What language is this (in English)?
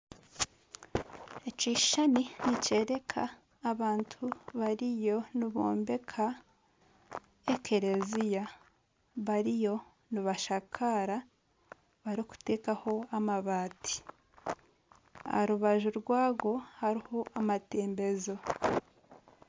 Nyankole